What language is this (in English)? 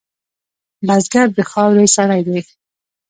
Pashto